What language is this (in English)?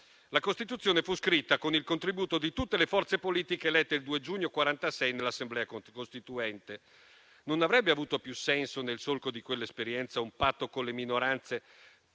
Italian